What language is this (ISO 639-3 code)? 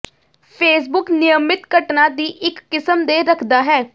pan